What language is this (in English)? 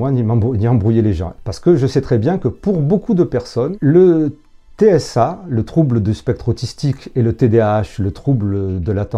French